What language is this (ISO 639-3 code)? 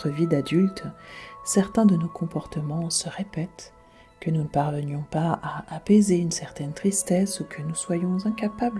fra